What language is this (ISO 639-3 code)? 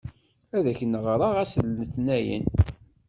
kab